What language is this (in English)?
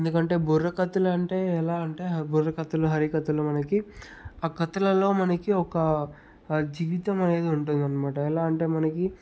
Telugu